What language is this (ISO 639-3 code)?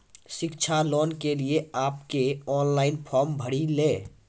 mai